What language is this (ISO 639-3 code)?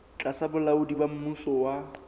sot